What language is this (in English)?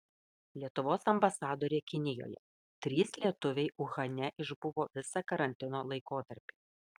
Lithuanian